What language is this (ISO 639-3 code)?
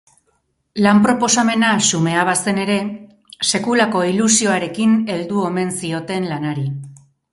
eus